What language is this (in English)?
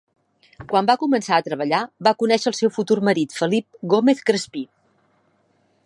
Catalan